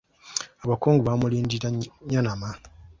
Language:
Ganda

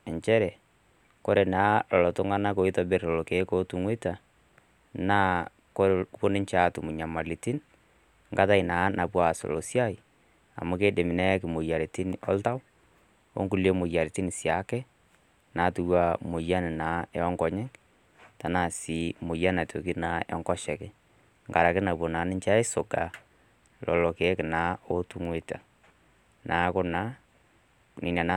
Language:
Masai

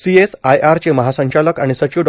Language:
Marathi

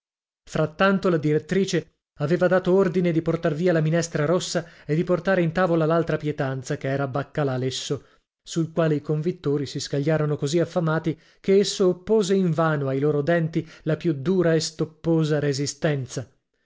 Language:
Italian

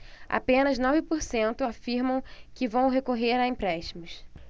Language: Portuguese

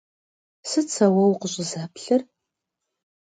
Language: Kabardian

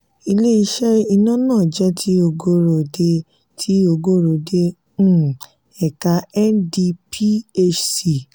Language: Yoruba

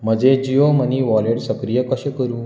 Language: Konkani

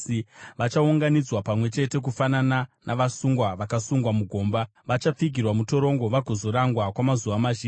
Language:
Shona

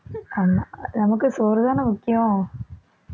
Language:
Tamil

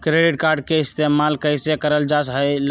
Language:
Magahi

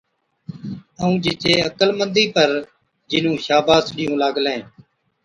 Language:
Od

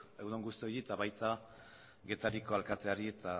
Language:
Basque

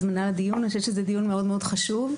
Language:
Hebrew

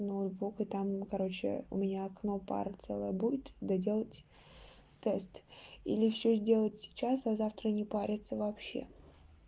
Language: Russian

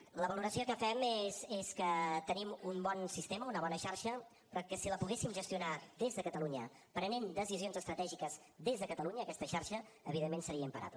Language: Catalan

